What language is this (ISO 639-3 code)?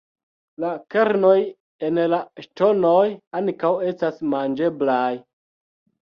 epo